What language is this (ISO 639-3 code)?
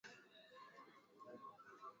swa